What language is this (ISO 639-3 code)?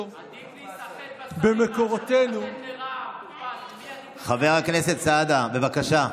heb